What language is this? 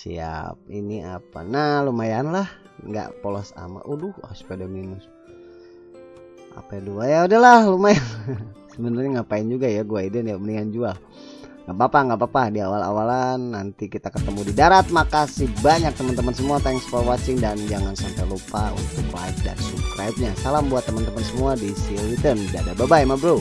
Indonesian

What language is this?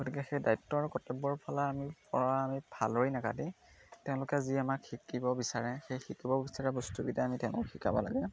Assamese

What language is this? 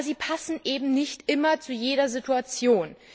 German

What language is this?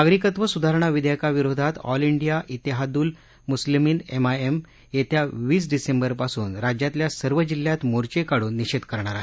Marathi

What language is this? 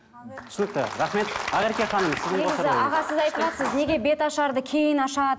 Kazakh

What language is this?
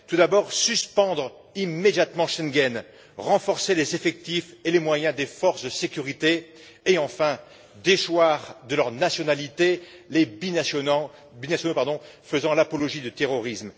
French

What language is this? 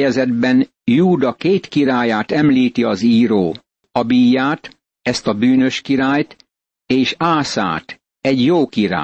Hungarian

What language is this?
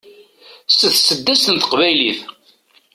Kabyle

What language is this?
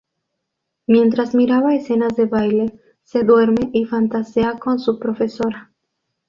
Spanish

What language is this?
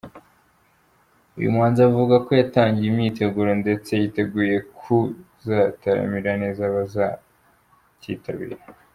Kinyarwanda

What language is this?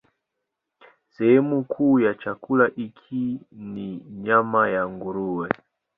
Swahili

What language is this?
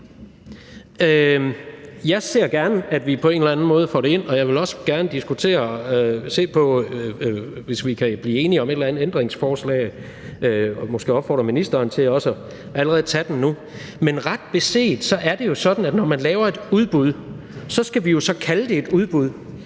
Danish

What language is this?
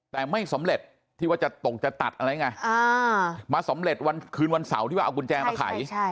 Thai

